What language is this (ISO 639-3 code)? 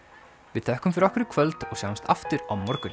isl